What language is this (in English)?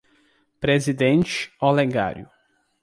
Portuguese